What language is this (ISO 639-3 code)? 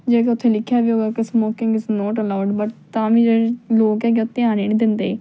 pan